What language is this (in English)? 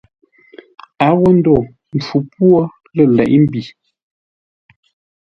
Ngombale